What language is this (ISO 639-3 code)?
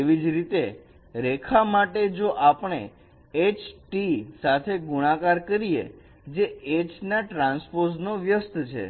guj